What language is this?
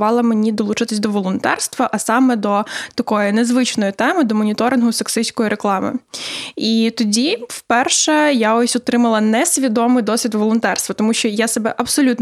Ukrainian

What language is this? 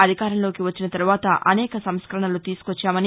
Telugu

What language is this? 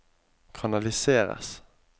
Norwegian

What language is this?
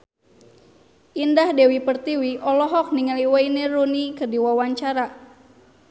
Sundanese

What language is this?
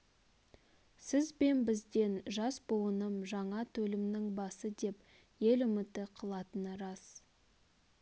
Kazakh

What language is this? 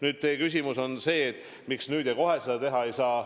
Estonian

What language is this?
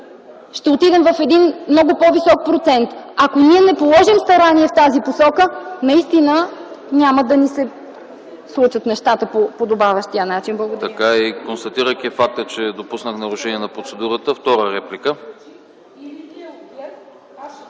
Bulgarian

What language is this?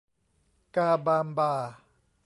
Thai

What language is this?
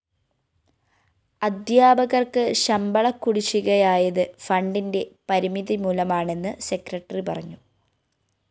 Malayalam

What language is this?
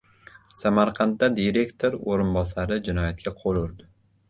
Uzbek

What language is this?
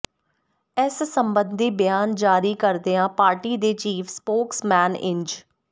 Punjabi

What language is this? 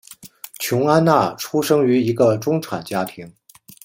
Chinese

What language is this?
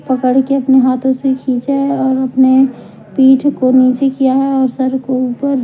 Hindi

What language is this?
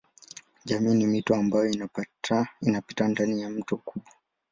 Swahili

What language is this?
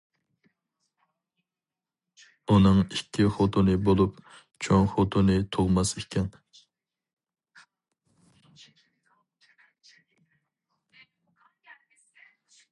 Uyghur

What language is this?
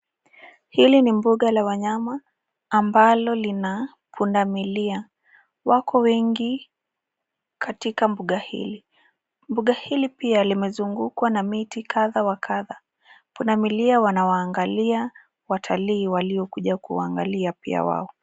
Swahili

